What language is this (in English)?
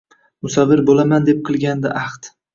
Uzbek